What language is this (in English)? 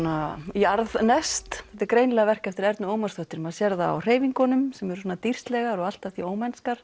Icelandic